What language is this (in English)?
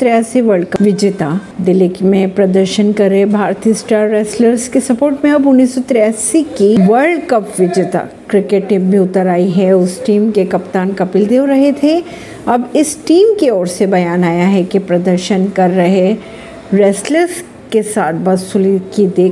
Hindi